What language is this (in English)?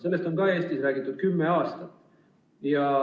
Estonian